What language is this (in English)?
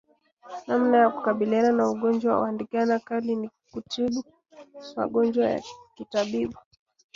Swahili